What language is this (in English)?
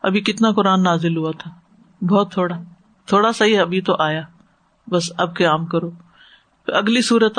Urdu